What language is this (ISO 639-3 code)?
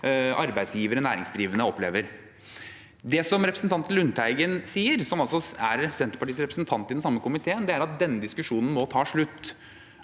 nor